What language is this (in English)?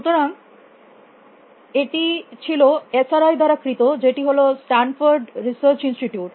Bangla